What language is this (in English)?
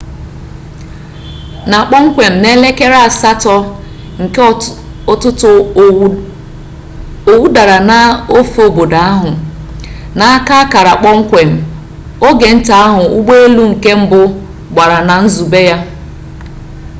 Igbo